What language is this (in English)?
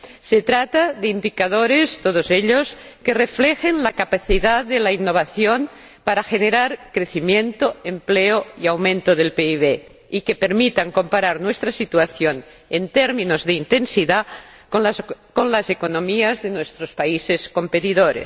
Spanish